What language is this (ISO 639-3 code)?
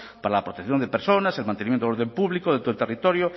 spa